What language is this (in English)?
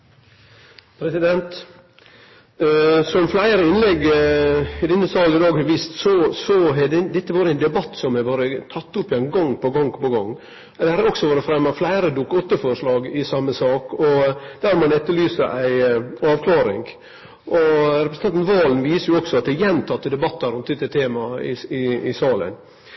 Norwegian